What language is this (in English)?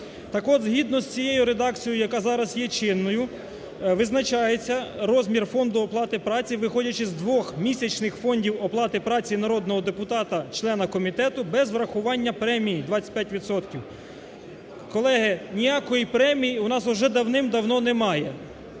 Ukrainian